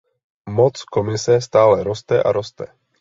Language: Czech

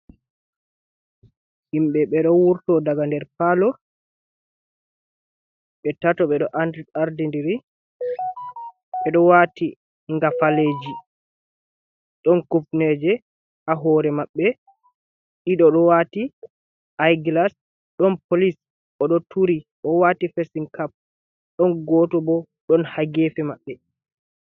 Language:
Fula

